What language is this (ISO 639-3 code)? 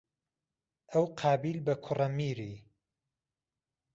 ckb